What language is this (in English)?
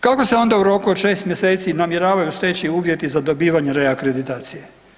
Croatian